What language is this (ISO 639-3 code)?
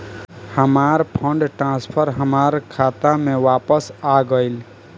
bho